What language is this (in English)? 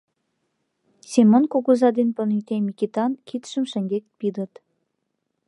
Mari